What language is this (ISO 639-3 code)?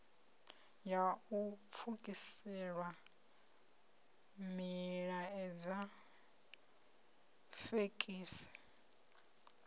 ven